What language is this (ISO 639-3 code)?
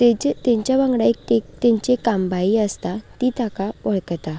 kok